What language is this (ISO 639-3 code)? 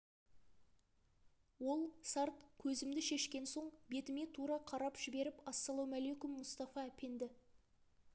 kaz